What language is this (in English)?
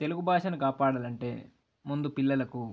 Telugu